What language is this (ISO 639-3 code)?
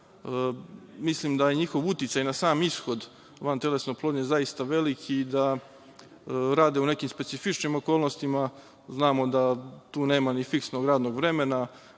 srp